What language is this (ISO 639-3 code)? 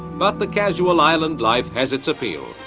eng